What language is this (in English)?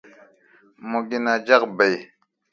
Mundang